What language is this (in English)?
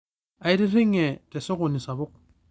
Masai